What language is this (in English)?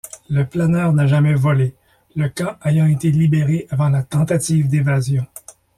French